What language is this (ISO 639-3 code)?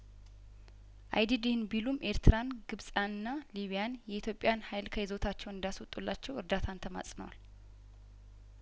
amh